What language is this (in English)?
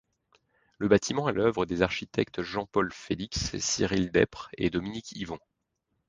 French